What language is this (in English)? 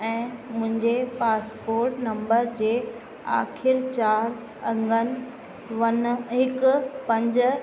Sindhi